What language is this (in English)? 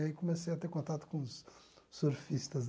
Portuguese